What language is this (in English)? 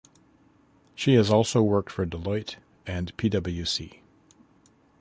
English